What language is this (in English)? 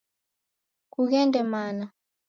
Taita